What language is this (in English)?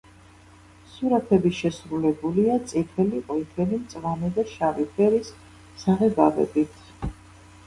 Georgian